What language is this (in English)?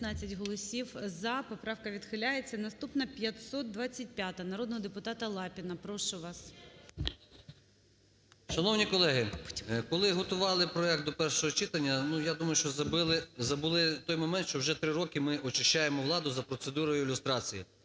Ukrainian